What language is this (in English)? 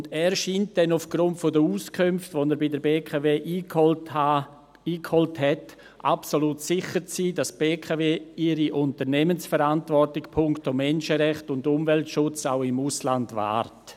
Swiss German